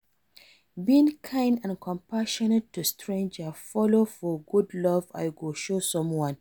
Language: Nigerian Pidgin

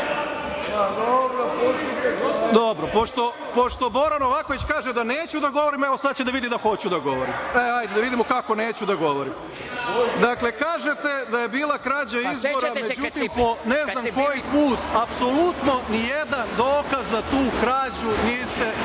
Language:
Serbian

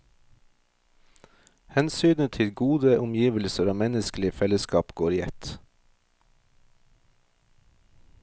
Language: Norwegian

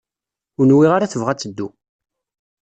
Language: Kabyle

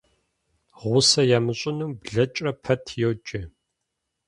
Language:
Kabardian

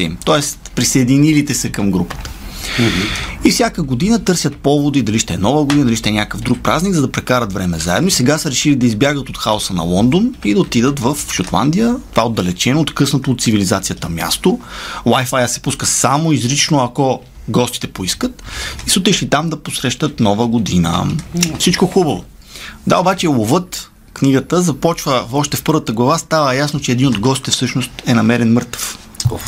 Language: Bulgarian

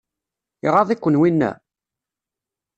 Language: Kabyle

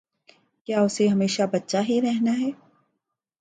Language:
Urdu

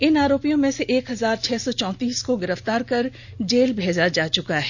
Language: Hindi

